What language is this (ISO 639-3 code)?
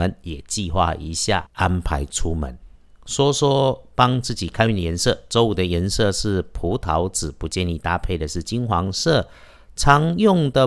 zho